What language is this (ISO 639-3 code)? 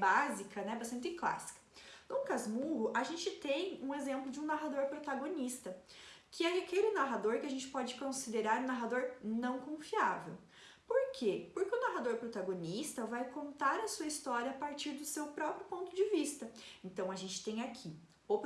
por